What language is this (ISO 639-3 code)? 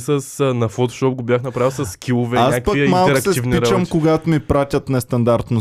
bul